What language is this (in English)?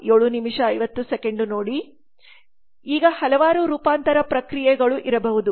Kannada